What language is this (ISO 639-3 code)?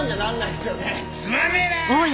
jpn